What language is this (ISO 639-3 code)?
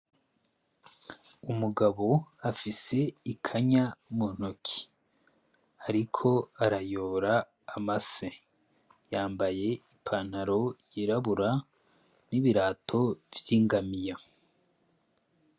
run